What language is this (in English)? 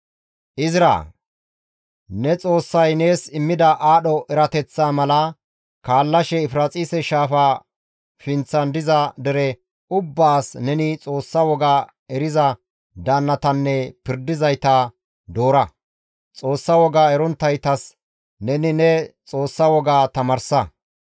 Gamo